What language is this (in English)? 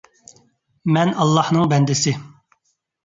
Uyghur